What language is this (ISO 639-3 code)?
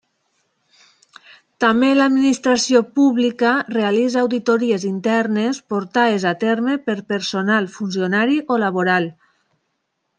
cat